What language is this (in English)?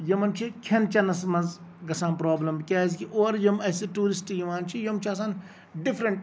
Kashmiri